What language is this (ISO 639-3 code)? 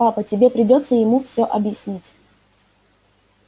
rus